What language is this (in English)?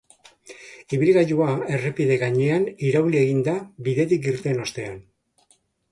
Basque